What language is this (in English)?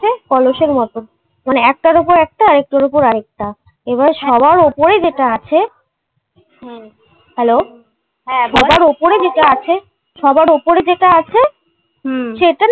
Bangla